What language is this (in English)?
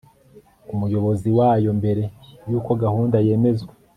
Kinyarwanda